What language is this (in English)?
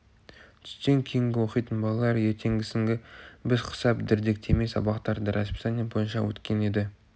Kazakh